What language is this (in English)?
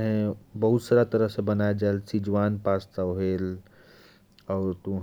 Korwa